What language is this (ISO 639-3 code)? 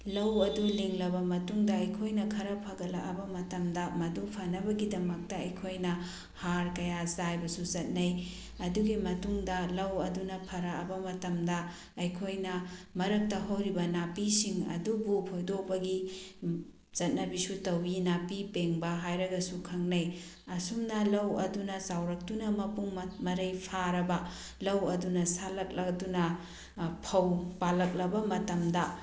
mni